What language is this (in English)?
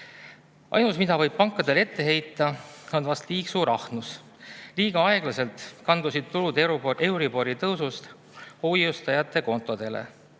Estonian